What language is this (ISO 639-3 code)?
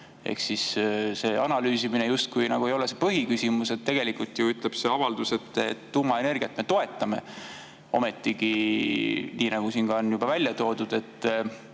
est